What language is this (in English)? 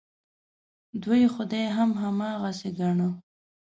Pashto